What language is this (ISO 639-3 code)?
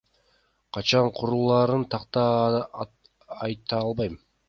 kir